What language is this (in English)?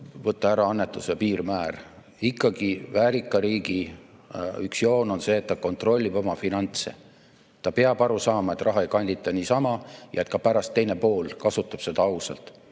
Estonian